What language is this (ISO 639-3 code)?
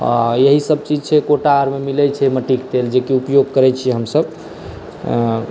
mai